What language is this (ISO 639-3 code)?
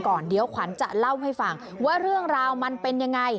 tha